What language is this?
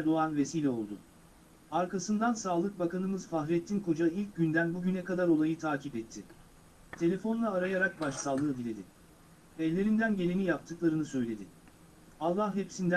Turkish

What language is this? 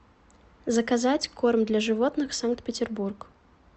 Russian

